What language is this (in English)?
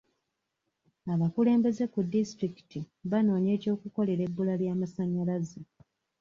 Ganda